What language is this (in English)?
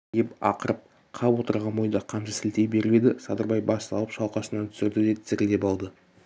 Kazakh